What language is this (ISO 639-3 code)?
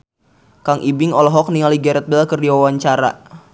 sun